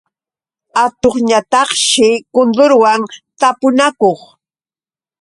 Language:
Yauyos Quechua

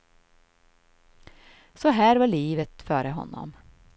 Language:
Swedish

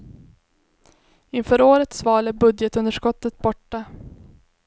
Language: Swedish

